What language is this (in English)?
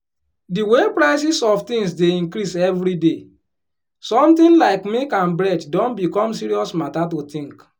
Nigerian Pidgin